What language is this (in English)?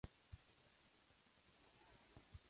Spanish